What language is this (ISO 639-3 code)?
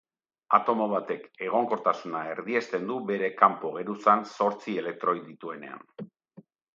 eus